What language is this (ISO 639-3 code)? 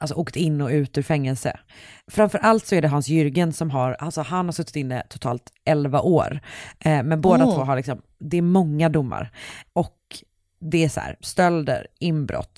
swe